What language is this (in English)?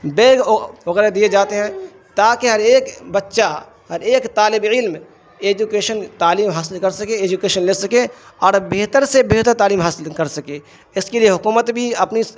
Urdu